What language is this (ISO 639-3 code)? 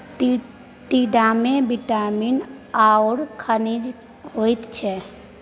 mai